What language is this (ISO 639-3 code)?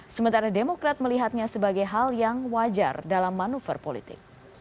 ind